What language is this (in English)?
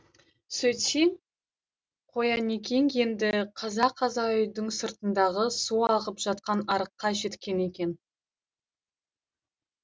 Kazakh